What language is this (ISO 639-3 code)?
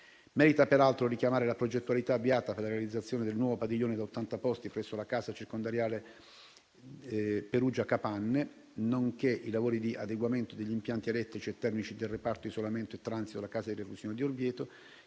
ita